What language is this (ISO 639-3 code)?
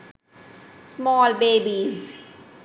sin